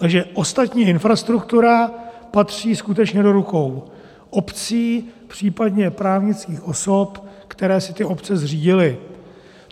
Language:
Czech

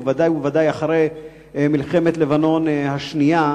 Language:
Hebrew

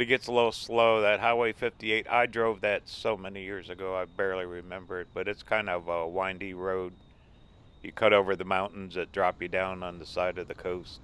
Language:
English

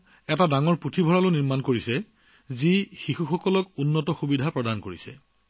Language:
Assamese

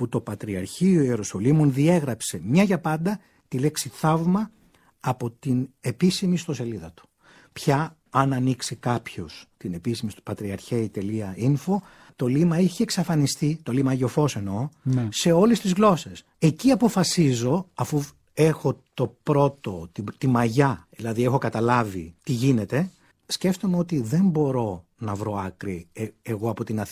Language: Greek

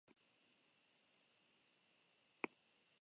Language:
Basque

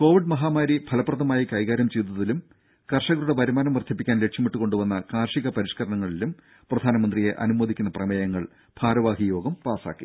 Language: Malayalam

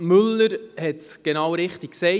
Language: Swiss German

